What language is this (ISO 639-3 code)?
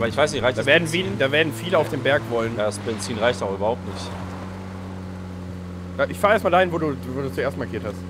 deu